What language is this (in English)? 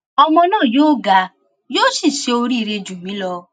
Yoruba